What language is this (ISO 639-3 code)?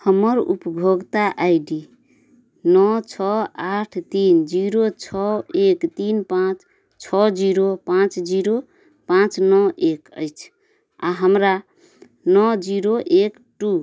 mai